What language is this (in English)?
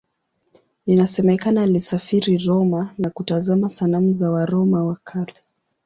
Swahili